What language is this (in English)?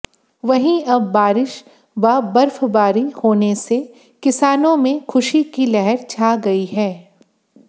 Hindi